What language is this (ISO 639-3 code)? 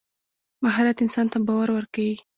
pus